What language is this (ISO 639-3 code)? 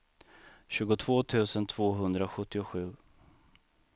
swe